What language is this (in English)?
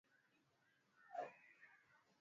Swahili